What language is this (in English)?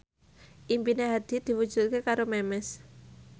Javanese